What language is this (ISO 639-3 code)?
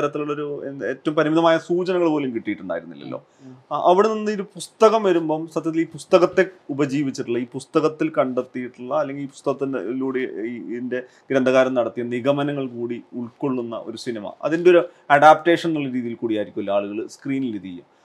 mal